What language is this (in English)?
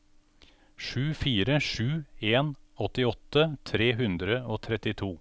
Norwegian